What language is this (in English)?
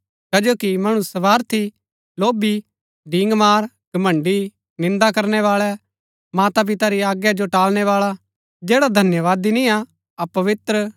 Gaddi